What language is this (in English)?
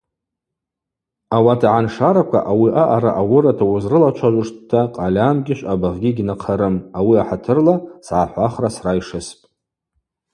Abaza